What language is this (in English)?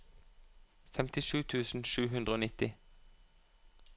Norwegian